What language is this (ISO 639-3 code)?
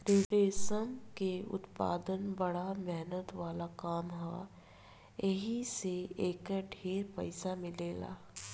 bho